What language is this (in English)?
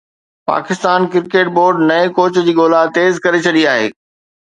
Sindhi